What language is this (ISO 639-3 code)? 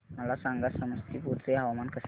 mar